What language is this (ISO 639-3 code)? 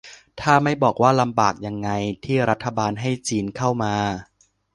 tha